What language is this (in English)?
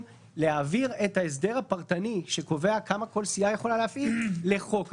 Hebrew